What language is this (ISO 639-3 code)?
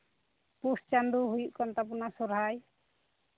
sat